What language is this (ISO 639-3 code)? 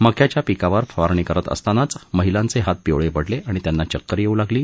mar